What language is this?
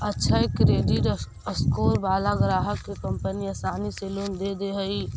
Magahi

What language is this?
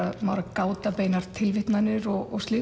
Icelandic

